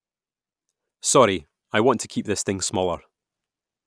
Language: English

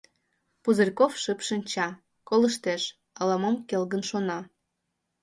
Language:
Mari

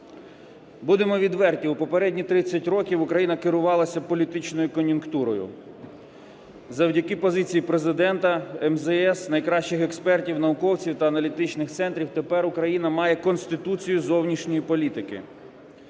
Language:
Ukrainian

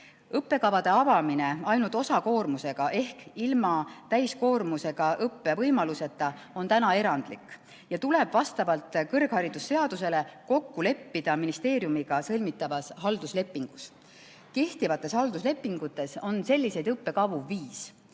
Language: Estonian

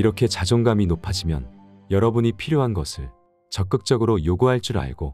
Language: Korean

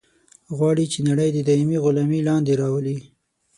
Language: Pashto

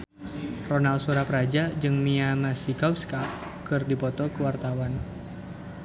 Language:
Sundanese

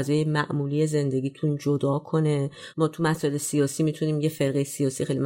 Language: Persian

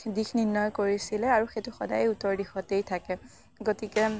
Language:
Assamese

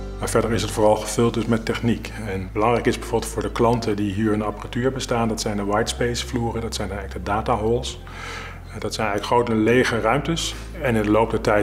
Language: Dutch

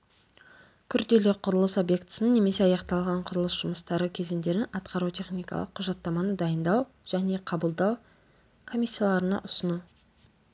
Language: Kazakh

